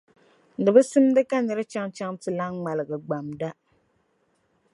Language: Dagbani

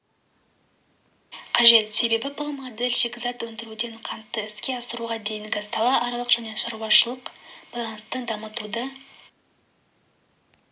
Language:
Kazakh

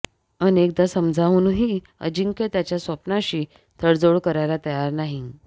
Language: Marathi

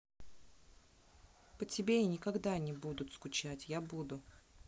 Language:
Russian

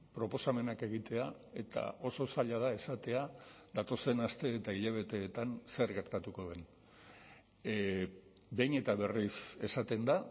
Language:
Basque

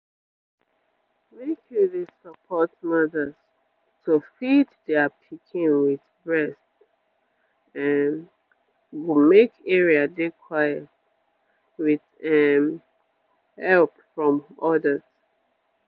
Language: Nigerian Pidgin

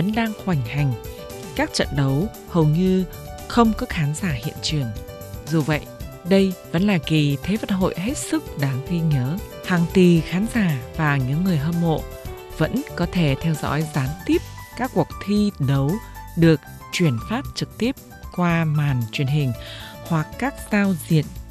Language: Vietnamese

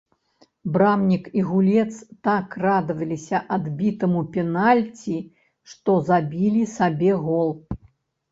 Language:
Belarusian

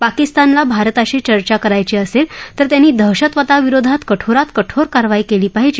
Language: Marathi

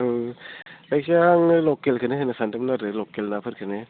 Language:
Bodo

